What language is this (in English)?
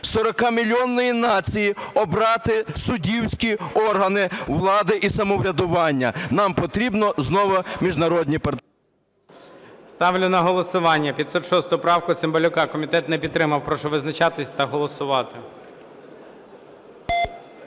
Ukrainian